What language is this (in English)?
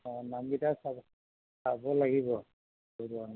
Assamese